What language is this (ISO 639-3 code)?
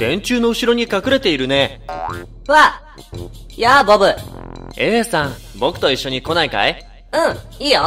jpn